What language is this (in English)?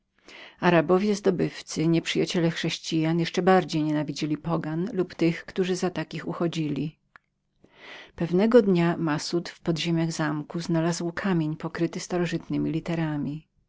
Polish